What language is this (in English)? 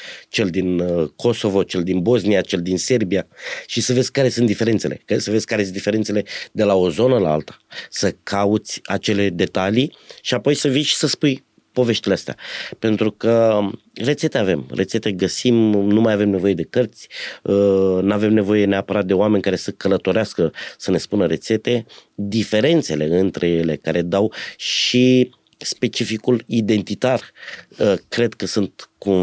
Romanian